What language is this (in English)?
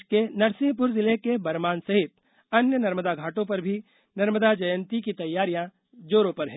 Hindi